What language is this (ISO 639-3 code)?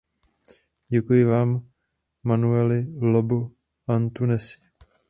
ces